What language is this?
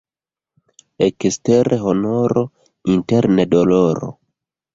Esperanto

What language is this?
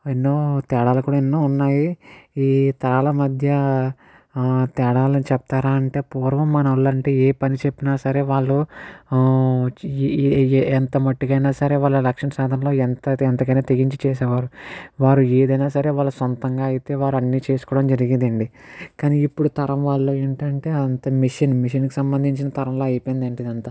Telugu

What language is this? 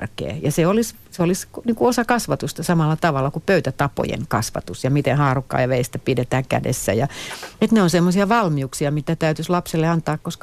Finnish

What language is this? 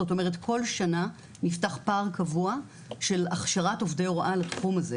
Hebrew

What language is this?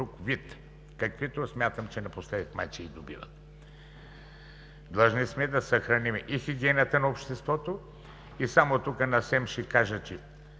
Bulgarian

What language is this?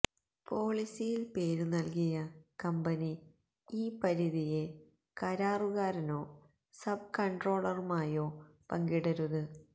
Malayalam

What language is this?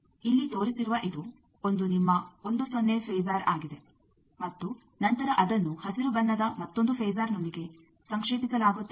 Kannada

